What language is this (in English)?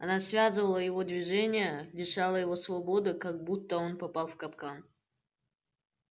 Russian